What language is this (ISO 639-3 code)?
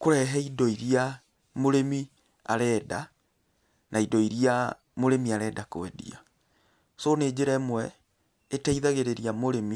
kik